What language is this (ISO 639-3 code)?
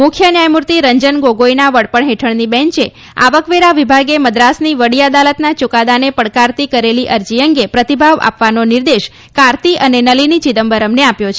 guj